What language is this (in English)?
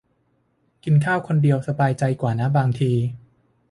Thai